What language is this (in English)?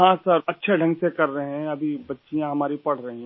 Hindi